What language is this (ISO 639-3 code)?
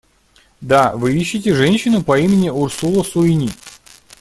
rus